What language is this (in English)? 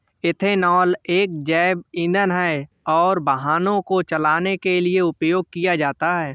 Hindi